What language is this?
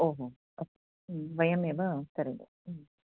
Sanskrit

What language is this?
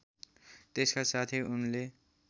Nepali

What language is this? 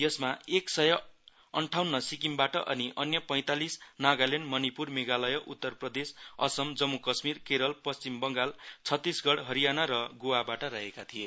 Nepali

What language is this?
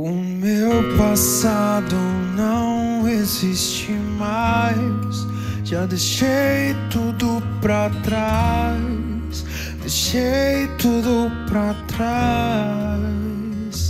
Spanish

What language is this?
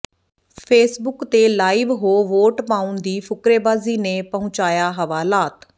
Punjabi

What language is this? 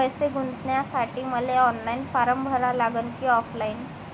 Marathi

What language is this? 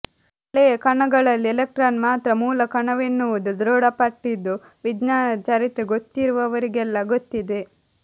Kannada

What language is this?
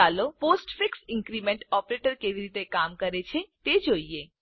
Gujarati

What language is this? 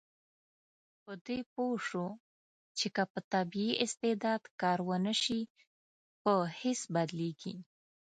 Pashto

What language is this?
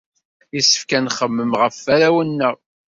Kabyle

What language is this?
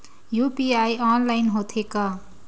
Chhattisgarhi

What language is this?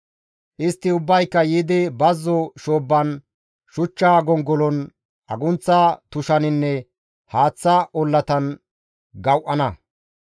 Gamo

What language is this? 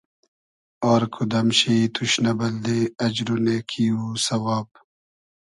Hazaragi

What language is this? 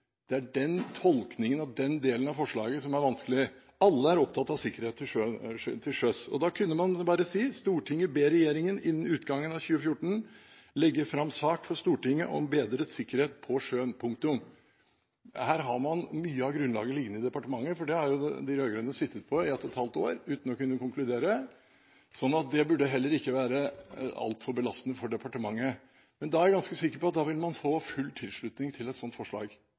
Norwegian Bokmål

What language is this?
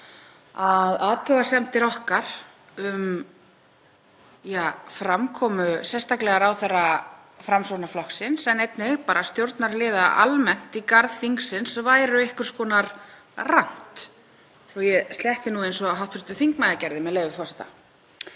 Icelandic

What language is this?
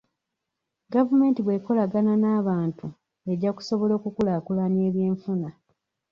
Ganda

